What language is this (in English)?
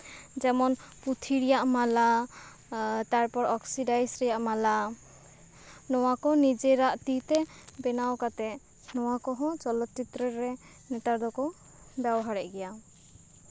Santali